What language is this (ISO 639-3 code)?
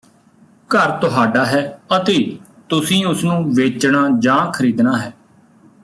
pan